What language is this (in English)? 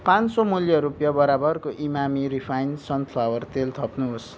Nepali